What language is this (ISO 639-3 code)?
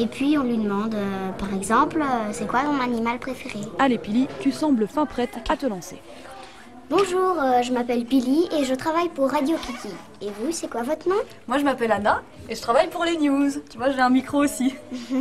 fra